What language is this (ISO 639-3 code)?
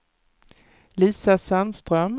swe